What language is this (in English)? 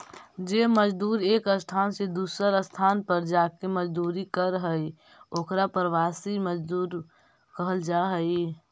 Magahi